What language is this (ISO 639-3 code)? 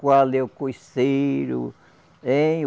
por